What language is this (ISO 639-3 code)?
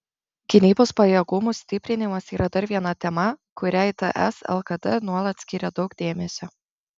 lit